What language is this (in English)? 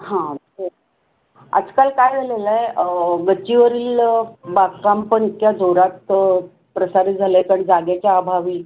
Marathi